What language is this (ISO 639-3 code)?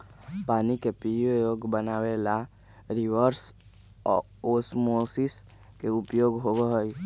mag